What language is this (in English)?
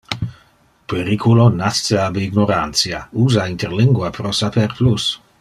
Interlingua